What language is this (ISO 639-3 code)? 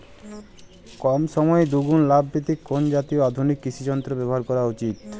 ben